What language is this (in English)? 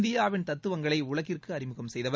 Tamil